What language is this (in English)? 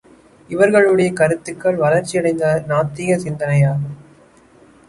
Tamil